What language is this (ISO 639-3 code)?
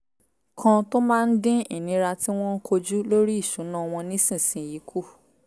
yor